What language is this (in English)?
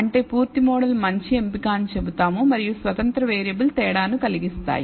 Telugu